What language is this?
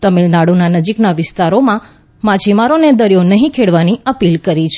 Gujarati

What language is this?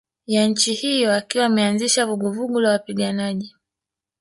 Swahili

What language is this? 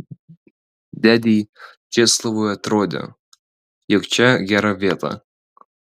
Lithuanian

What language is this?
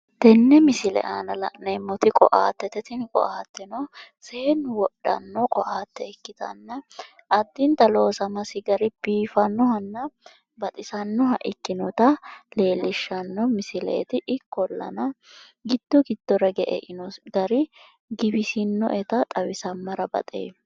Sidamo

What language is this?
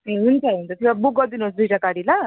Nepali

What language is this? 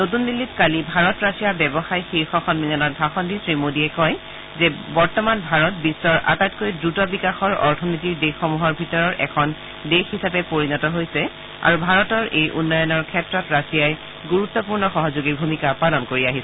Assamese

